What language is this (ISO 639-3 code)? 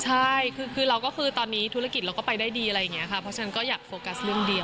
tha